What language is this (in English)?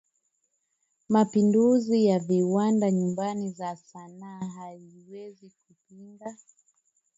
Swahili